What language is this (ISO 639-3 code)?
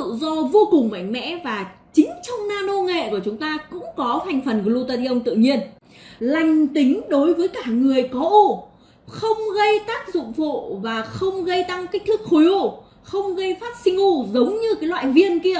vie